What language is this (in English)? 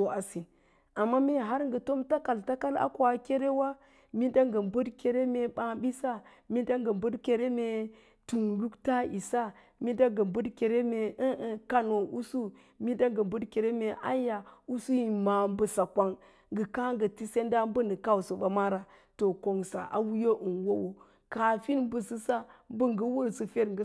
Lala-Roba